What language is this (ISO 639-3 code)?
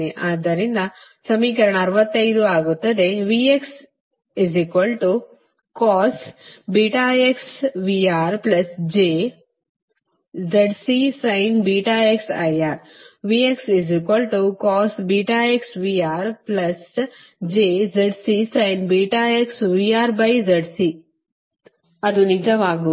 kan